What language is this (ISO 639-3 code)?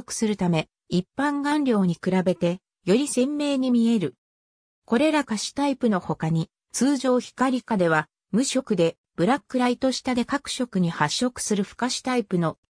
jpn